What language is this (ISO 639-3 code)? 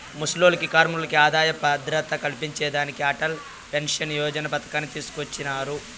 tel